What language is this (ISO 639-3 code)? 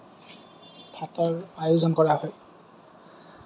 asm